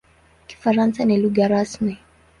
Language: Swahili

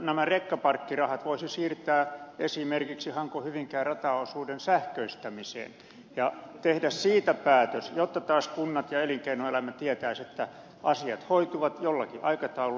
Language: Finnish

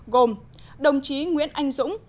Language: Vietnamese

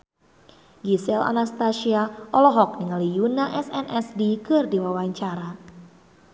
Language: Sundanese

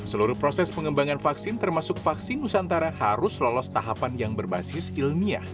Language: Indonesian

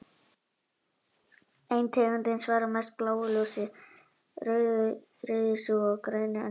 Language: Icelandic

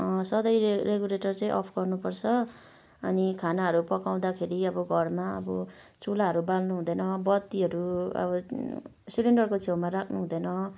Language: Nepali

